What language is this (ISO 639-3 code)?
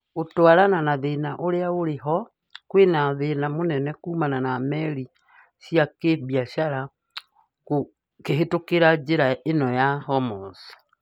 kik